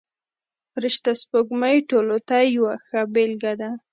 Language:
Pashto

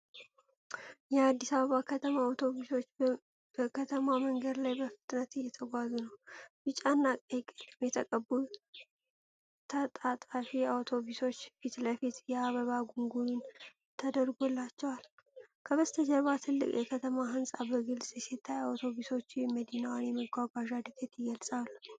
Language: Amharic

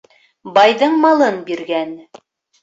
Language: Bashkir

